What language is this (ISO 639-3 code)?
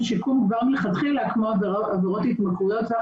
heb